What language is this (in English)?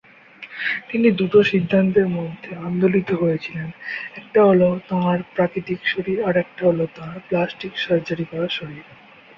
Bangla